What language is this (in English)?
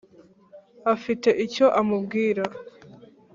Kinyarwanda